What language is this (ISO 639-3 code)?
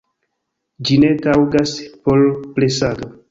epo